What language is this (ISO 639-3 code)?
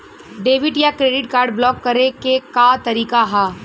bho